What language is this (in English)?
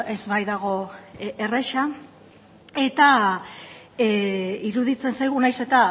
Basque